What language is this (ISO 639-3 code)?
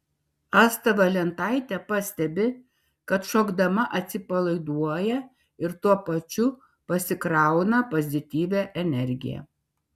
lit